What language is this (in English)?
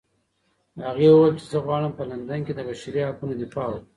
Pashto